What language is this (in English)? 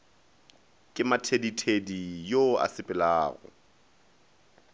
Northern Sotho